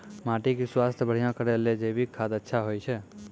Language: Maithili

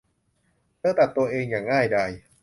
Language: Thai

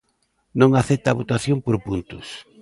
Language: Galician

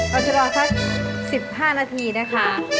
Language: Thai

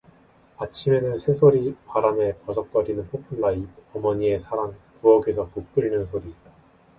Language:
Korean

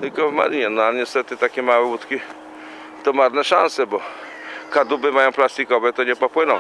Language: Polish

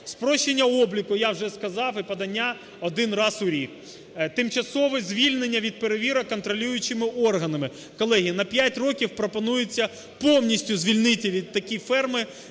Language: Ukrainian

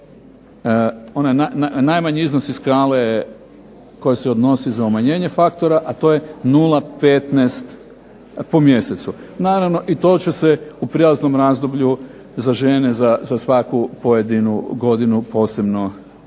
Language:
Croatian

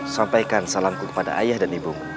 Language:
Indonesian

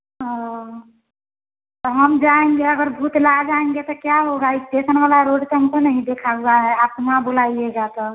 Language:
Hindi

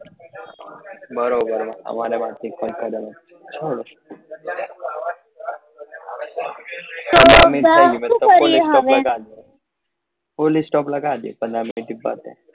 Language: Gujarati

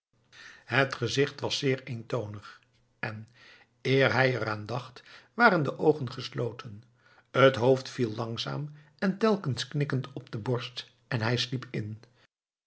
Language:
Dutch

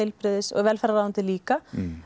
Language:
Icelandic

